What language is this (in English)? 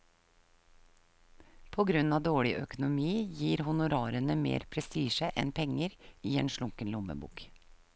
Norwegian